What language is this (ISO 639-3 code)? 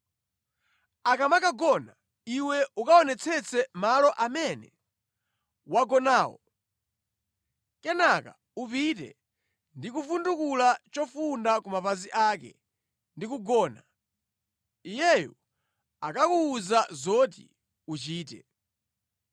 nya